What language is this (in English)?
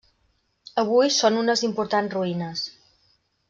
Catalan